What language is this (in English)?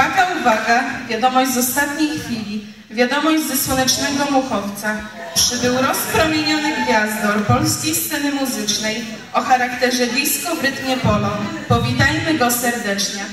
Polish